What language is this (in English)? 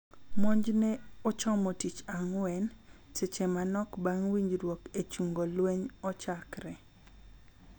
Luo (Kenya and Tanzania)